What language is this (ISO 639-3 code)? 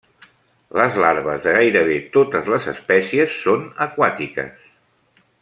cat